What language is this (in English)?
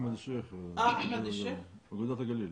Hebrew